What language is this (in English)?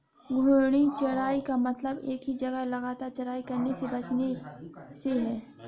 Hindi